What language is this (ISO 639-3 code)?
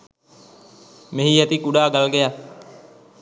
sin